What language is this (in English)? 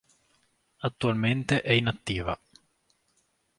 Italian